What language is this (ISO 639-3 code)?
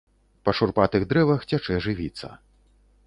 bel